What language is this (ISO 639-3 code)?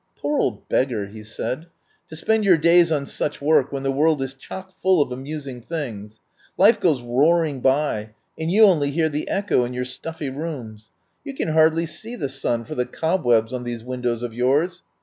eng